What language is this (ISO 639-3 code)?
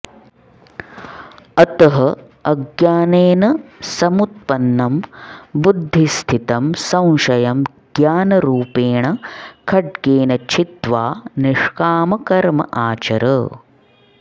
san